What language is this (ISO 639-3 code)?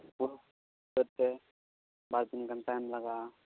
sat